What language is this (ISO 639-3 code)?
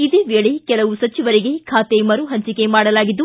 kan